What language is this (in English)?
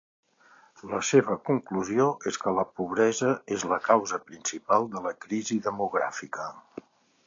Catalan